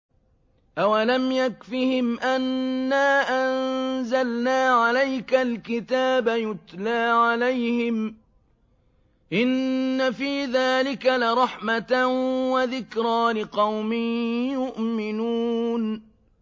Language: Arabic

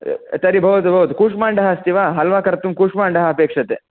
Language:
Sanskrit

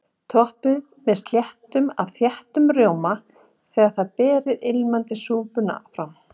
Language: Icelandic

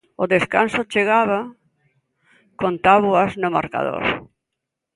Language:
Galician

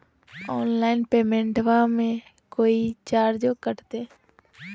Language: Magahi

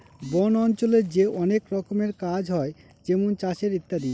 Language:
Bangla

